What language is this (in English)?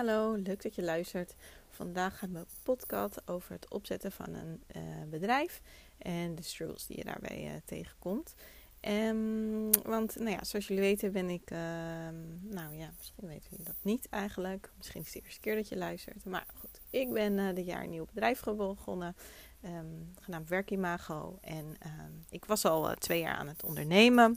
Dutch